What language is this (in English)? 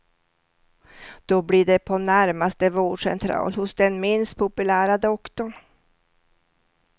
Swedish